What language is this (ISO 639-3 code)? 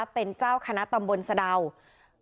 tha